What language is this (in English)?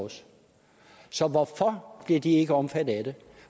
Danish